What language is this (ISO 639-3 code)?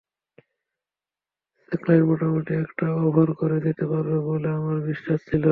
ben